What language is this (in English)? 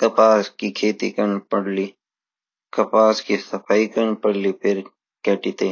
Garhwali